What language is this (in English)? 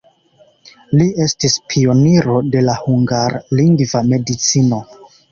Esperanto